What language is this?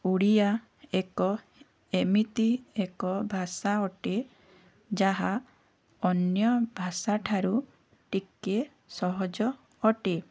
Odia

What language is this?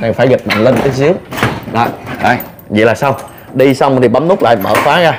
Vietnamese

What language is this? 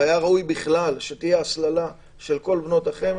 Hebrew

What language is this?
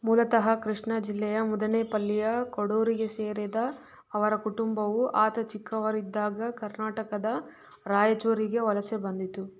Kannada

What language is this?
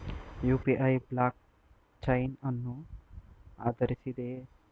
Kannada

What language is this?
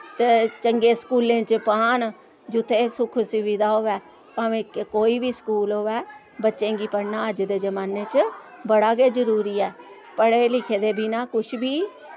Dogri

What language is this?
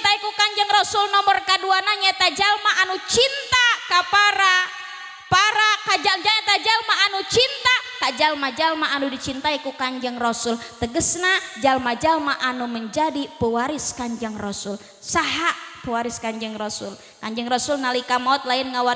Indonesian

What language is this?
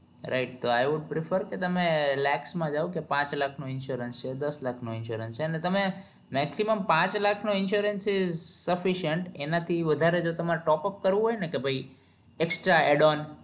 Gujarati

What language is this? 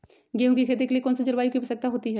Magahi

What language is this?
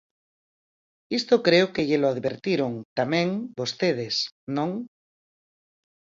Galician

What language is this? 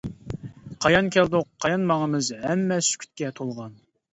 Uyghur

